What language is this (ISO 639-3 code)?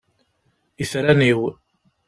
kab